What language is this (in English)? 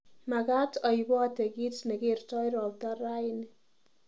Kalenjin